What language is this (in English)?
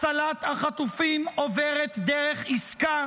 Hebrew